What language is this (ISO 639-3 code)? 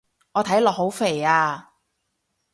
yue